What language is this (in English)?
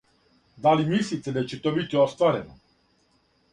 Serbian